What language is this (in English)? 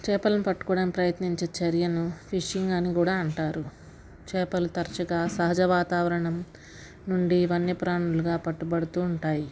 Telugu